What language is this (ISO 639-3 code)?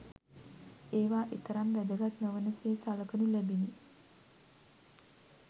sin